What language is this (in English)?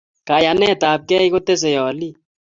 Kalenjin